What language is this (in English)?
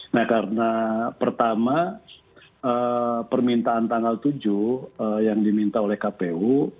Indonesian